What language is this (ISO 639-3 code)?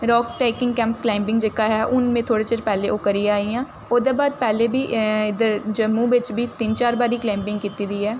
doi